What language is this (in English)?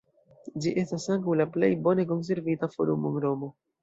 Esperanto